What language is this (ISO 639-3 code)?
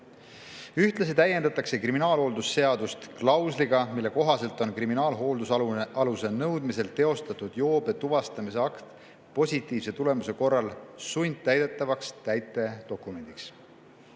est